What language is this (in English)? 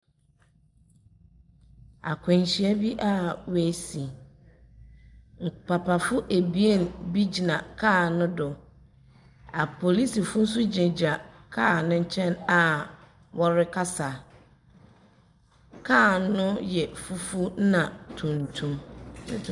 Akan